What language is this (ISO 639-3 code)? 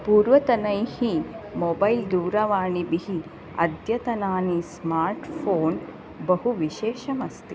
san